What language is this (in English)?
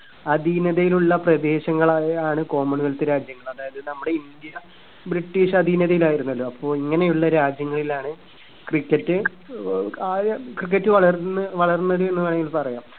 Malayalam